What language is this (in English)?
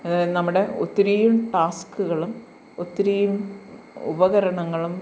Malayalam